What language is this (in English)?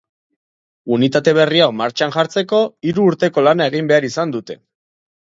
Basque